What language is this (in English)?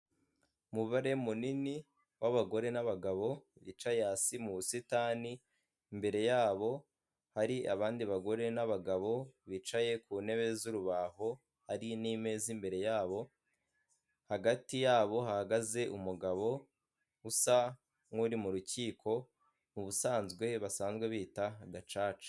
Kinyarwanda